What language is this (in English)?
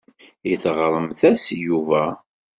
Kabyle